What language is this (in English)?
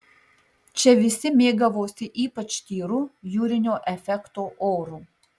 Lithuanian